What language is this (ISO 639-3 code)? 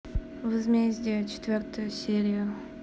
rus